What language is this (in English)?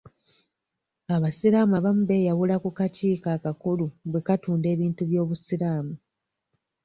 Ganda